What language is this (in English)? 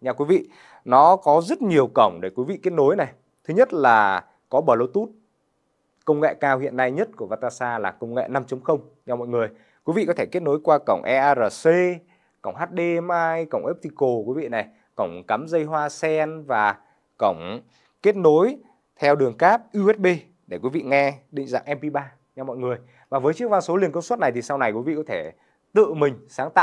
Vietnamese